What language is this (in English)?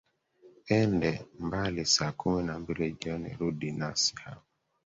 Swahili